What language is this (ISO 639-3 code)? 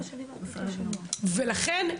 heb